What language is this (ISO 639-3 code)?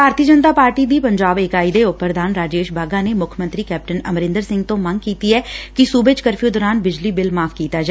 pan